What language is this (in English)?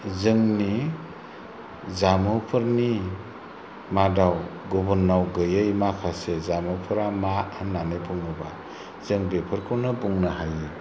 Bodo